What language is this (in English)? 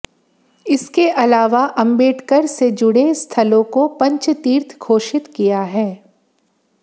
Hindi